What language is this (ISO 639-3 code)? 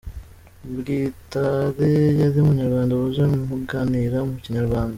kin